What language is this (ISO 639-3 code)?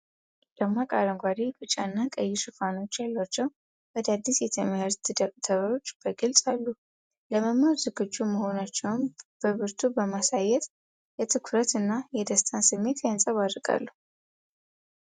amh